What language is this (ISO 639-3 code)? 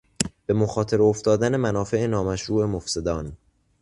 fas